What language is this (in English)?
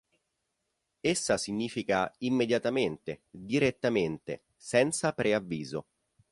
Italian